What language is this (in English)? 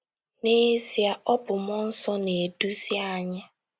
Igbo